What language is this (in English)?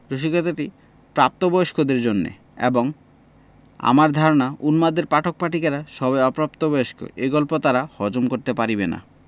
Bangla